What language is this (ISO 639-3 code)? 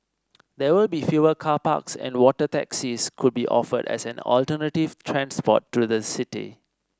eng